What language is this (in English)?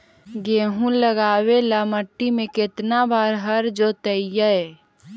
Magahi